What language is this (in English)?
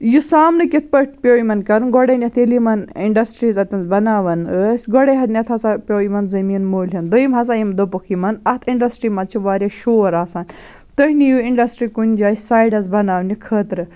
Kashmiri